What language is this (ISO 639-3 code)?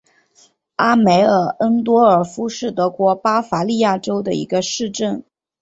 zho